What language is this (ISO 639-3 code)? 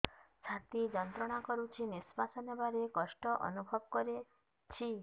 ori